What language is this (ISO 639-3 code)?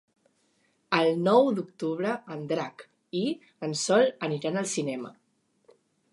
cat